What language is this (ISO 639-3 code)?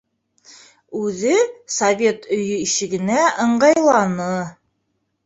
bak